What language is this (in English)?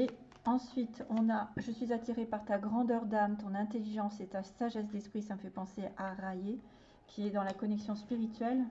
French